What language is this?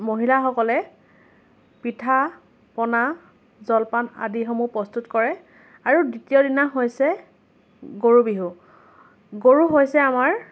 Assamese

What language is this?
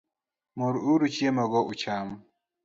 Luo (Kenya and Tanzania)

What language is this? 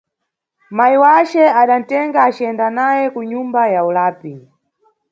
Nyungwe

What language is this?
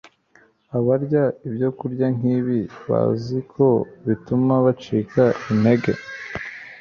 Kinyarwanda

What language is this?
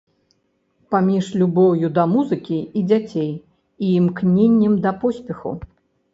Belarusian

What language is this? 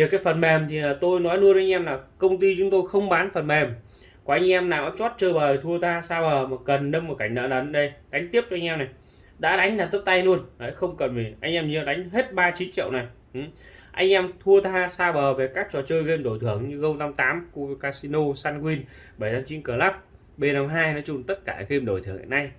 Vietnamese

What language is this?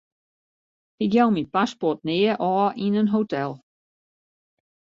Western Frisian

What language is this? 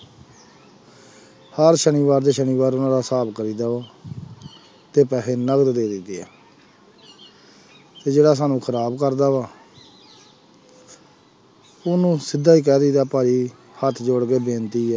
Punjabi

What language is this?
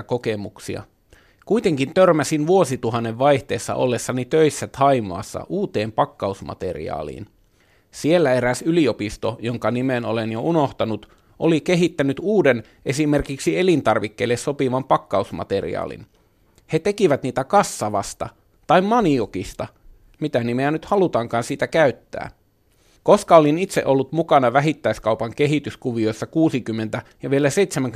Finnish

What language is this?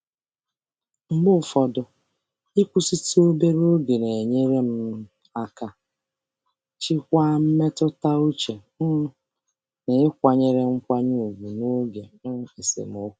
Igbo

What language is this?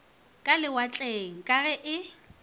Northern Sotho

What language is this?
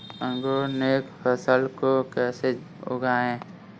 Hindi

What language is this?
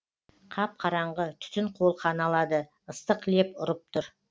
Kazakh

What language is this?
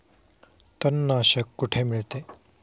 Marathi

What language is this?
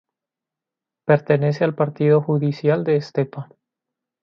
Spanish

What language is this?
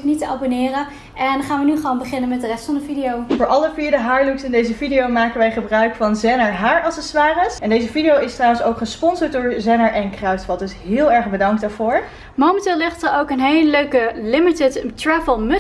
Dutch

